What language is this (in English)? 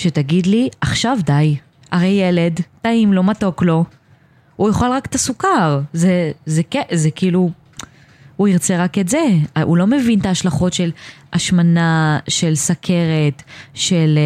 Hebrew